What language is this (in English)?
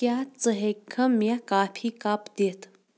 Kashmiri